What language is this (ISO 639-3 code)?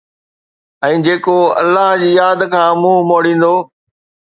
snd